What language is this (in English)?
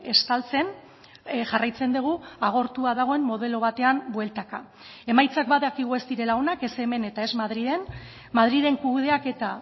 Basque